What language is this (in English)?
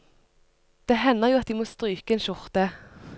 Norwegian